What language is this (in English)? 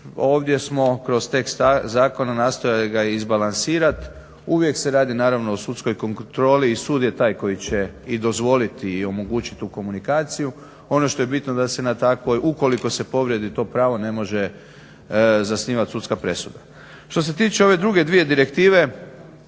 Croatian